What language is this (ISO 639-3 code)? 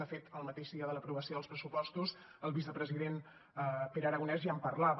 cat